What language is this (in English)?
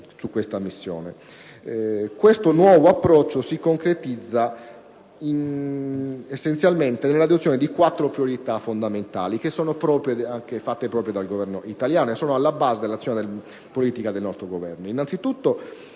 Italian